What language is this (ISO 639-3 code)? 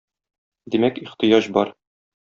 tat